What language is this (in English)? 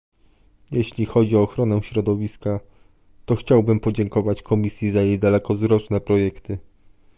Polish